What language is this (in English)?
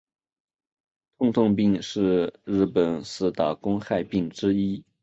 Chinese